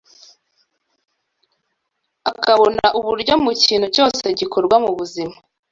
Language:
Kinyarwanda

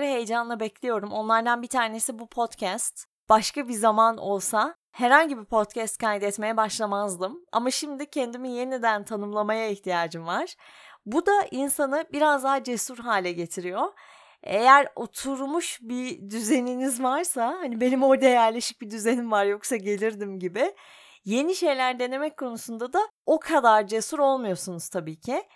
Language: Turkish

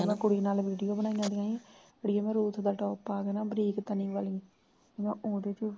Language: Punjabi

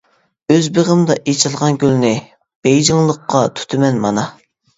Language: Uyghur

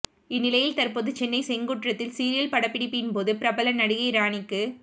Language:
Tamil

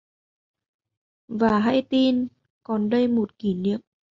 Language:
Vietnamese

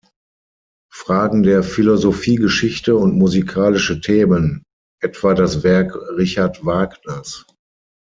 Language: German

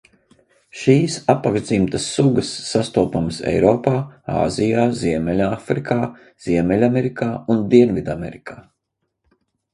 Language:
Latvian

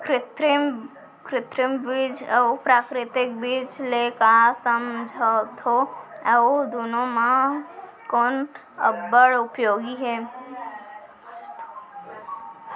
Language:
Chhattisgarhi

